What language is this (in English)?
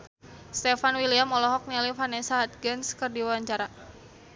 Sundanese